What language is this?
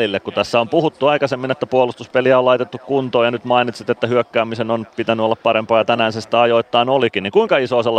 Finnish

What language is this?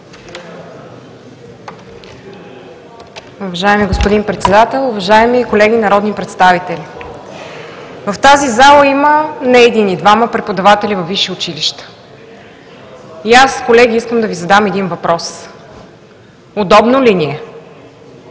Bulgarian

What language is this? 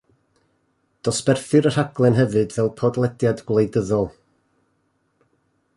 Welsh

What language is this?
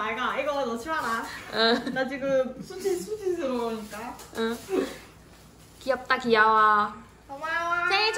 Korean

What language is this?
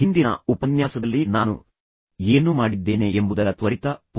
Kannada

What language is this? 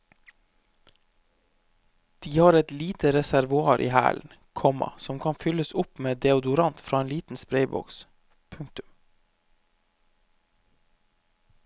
Norwegian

